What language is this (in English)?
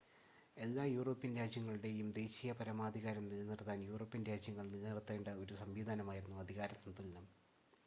Malayalam